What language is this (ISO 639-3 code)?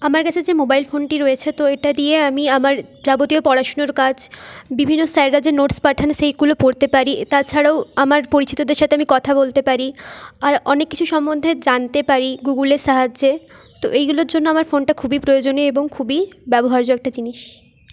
ben